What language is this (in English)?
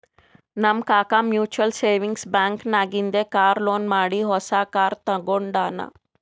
Kannada